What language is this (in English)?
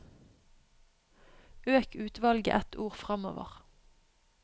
Norwegian